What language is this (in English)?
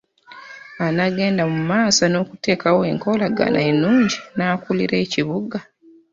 Ganda